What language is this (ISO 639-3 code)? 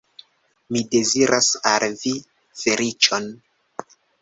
epo